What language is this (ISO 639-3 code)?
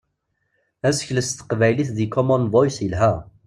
kab